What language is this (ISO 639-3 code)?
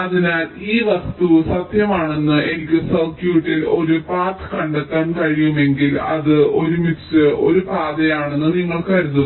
mal